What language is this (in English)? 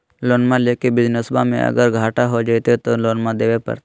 Magahi